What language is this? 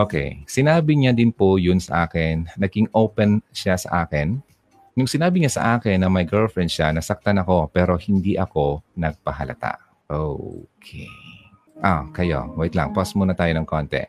Filipino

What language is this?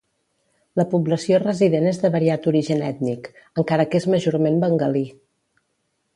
Catalan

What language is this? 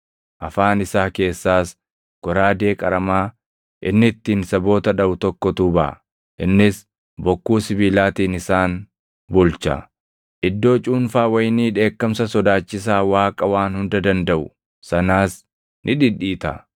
Oromo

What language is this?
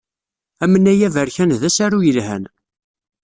Kabyle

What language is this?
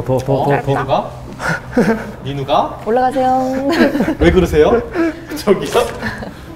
Korean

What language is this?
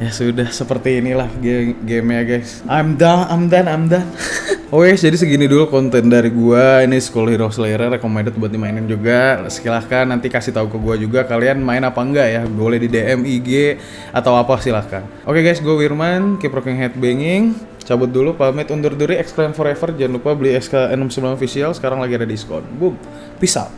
Indonesian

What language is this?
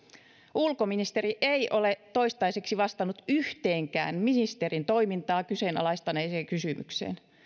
Finnish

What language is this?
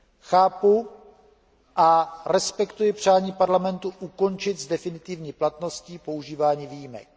Czech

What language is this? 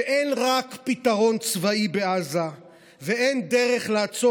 Hebrew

